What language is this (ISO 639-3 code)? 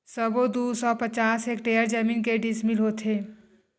hne